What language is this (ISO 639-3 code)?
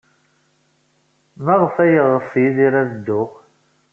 kab